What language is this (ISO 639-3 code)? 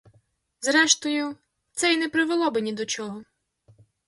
ukr